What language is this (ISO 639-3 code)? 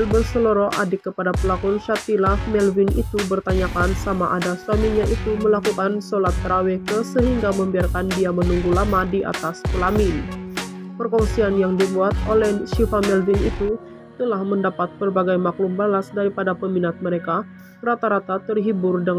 ind